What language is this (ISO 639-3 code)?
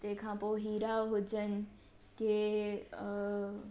snd